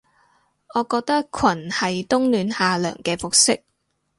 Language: Cantonese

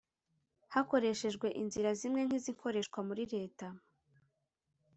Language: Kinyarwanda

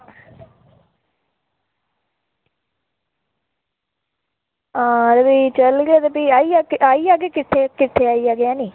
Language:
Dogri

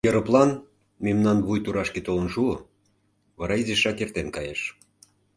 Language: Mari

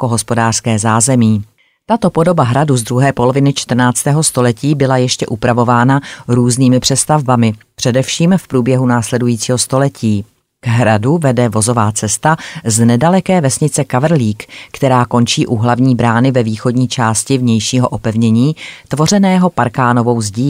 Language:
Czech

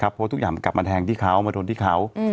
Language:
Thai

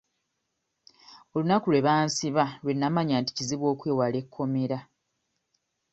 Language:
Ganda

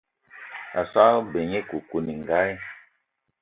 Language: Eton (Cameroon)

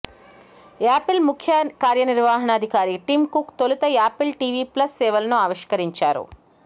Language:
Telugu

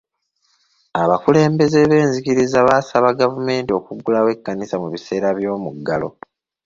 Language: Ganda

